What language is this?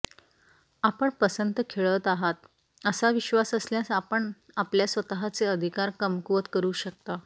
Marathi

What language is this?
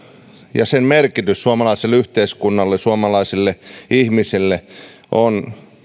Finnish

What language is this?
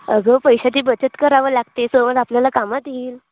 Marathi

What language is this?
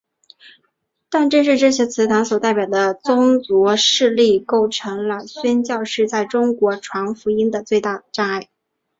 Chinese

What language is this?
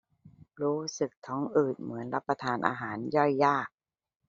Thai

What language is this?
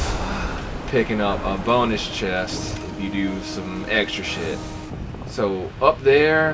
English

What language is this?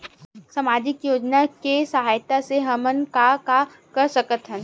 Chhattisgarhi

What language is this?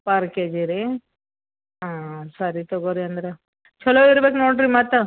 Kannada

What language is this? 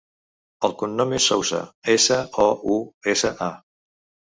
Catalan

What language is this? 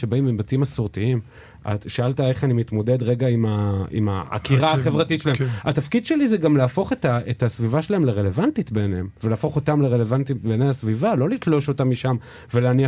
Hebrew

